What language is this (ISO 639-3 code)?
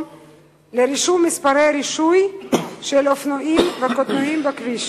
heb